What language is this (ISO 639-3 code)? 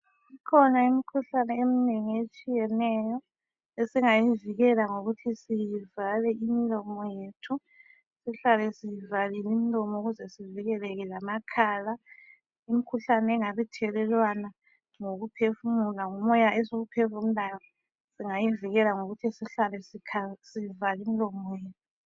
nde